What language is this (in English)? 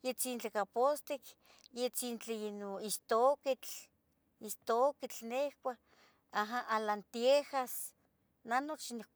Tetelcingo Nahuatl